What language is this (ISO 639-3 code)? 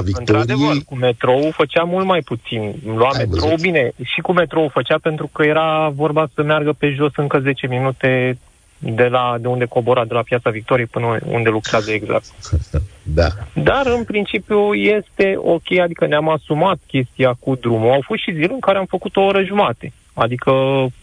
ron